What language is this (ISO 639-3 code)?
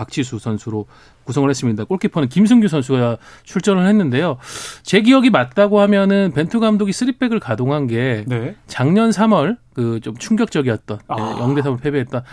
kor